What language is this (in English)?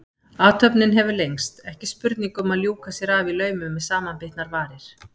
Icelandic